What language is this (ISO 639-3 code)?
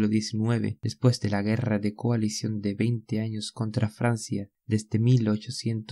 spa